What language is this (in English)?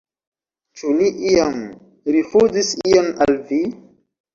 Esperanto